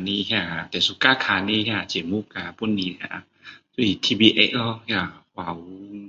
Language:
Min Dong Chinese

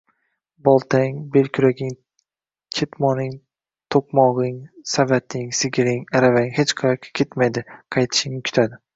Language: Uzbek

